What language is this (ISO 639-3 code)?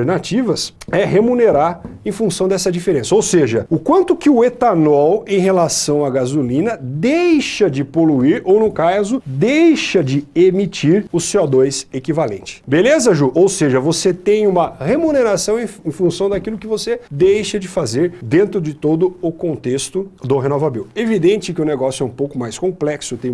por